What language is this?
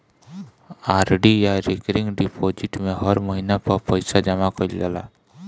Bhojpuri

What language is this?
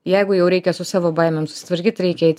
Lithuanian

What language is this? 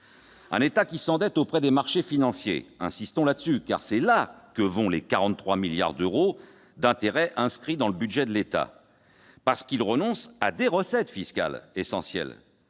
French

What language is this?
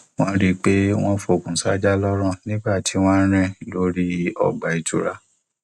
Yoruba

